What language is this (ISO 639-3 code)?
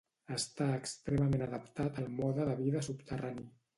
cat